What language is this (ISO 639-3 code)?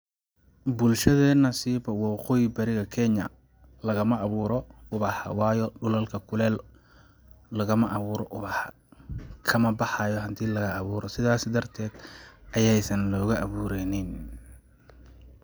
som